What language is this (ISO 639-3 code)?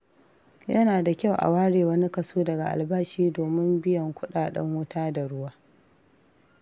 hau